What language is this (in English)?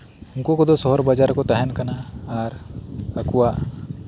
Santali